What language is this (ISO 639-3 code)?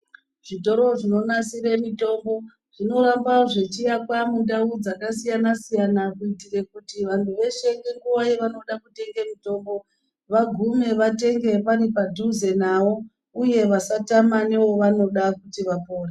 ndc